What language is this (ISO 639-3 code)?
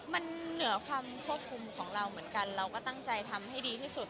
tha